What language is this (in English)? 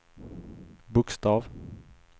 Swedish